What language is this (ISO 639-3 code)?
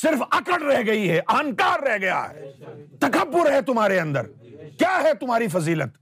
urd